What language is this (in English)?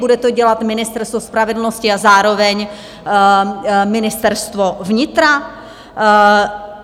Czech